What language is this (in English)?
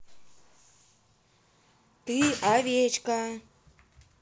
Russian